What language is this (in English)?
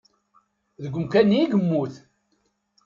Kabyle